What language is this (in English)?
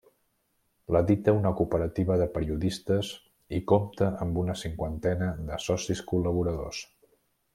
Catalan